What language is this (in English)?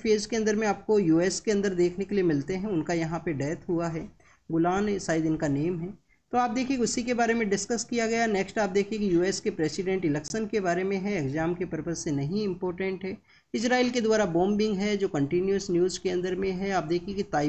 Hindi